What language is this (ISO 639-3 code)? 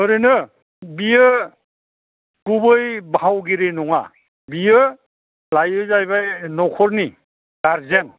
brx